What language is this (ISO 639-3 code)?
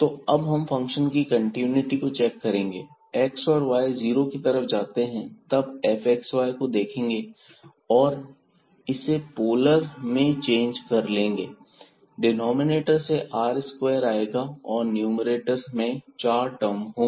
hin